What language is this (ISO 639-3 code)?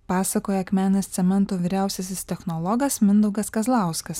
lit